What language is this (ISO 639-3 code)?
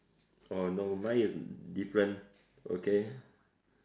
eng